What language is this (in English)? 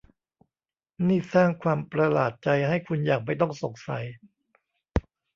Thai